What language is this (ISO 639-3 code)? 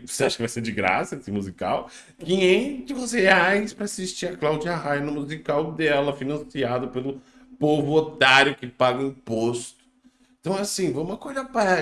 por